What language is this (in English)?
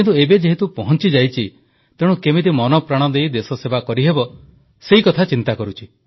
Odia